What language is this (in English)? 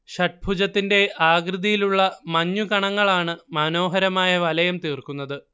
Malayalam